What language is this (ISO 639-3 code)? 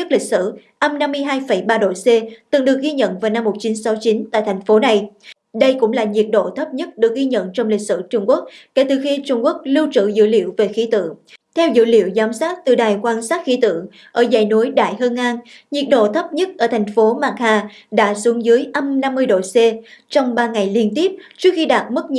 vie